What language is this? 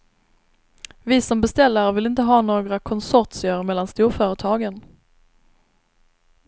Swedish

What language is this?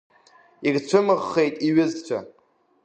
Abkhazian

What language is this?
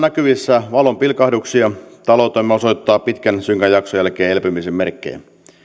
Finnish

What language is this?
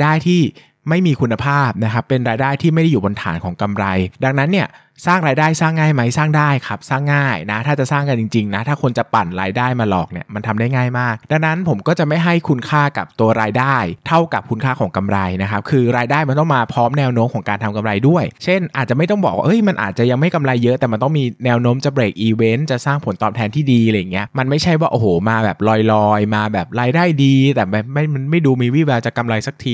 Thai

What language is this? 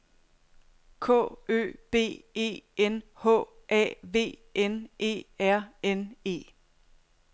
Danish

